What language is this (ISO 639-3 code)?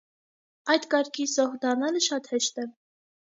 hye